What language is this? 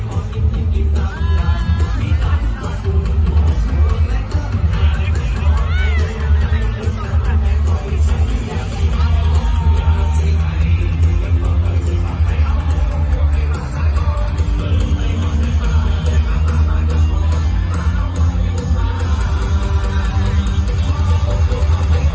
Thai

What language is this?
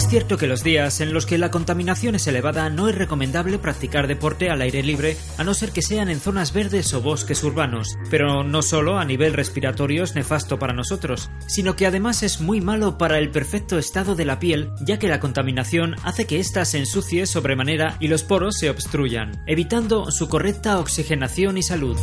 Spanish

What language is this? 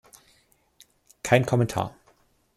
German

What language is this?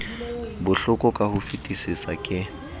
Southern Sotho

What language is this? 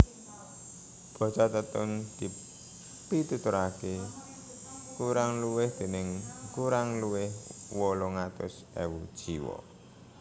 Javanese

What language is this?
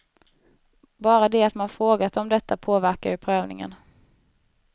Swedish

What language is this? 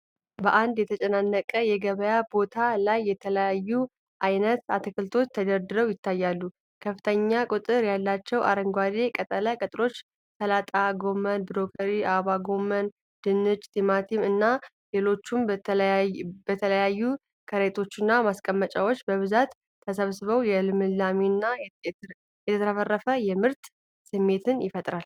Amharic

